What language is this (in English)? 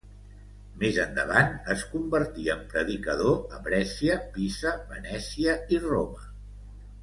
Catalan